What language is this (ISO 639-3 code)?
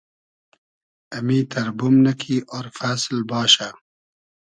haz